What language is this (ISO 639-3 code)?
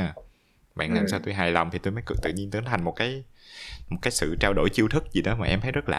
vie